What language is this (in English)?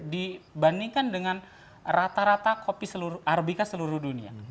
Indonesian